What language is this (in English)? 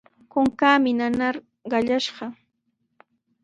Sihuas Ancash Quechua